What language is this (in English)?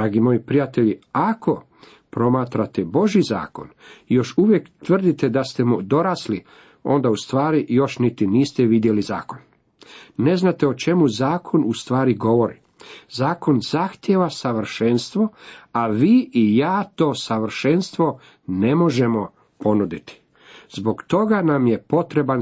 Croatian